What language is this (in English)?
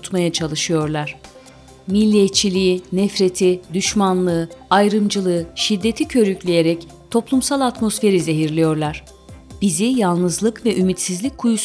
Turkish